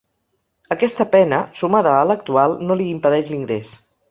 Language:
Catalan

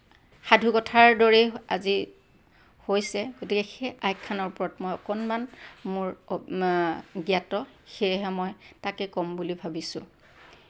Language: Assamese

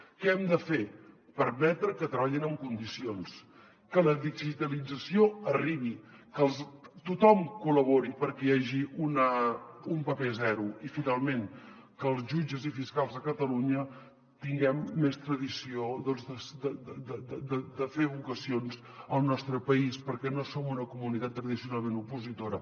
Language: Catalan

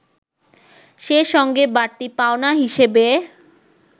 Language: Bangla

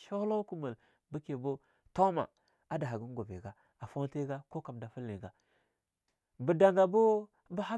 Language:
Longuda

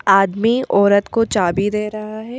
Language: Hindi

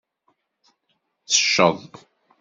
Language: Kabyle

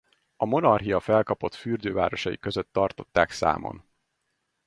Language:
Hungarian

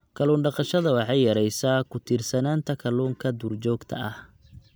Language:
Somali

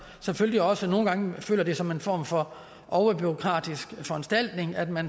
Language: Danish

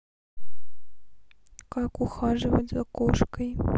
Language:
Russian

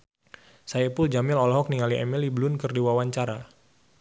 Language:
Sundanese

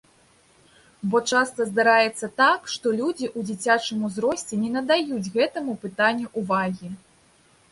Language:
Belarusian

